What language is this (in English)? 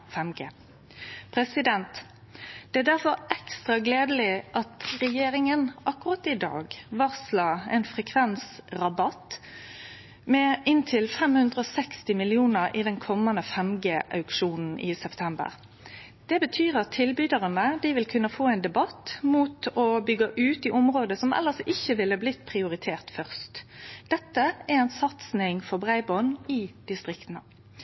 Norwegian Nynorsk